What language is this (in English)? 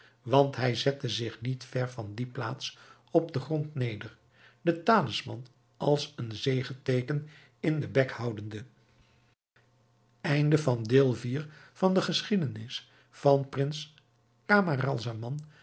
Dutch